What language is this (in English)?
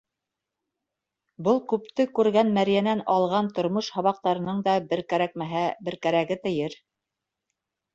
Bashkir